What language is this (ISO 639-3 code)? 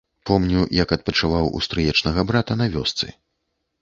bel